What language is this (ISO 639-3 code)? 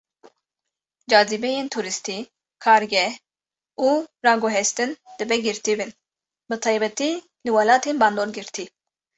kur